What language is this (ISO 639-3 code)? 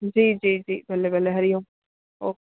snd